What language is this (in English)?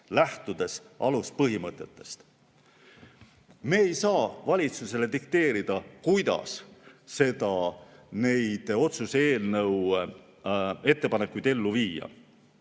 Estonian